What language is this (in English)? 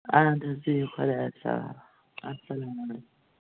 Kashmiri